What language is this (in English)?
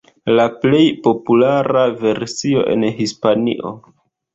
Esperanto